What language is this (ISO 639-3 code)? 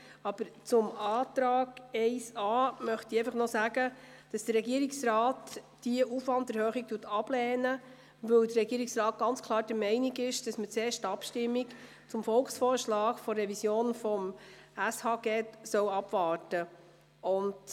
gsw